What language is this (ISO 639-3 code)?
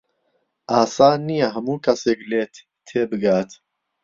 ckb